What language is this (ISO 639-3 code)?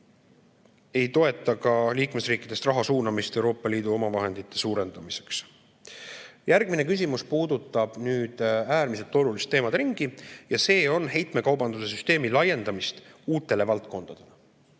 est